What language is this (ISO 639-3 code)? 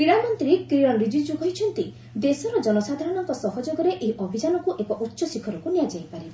ori